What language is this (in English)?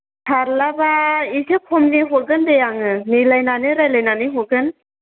Bodo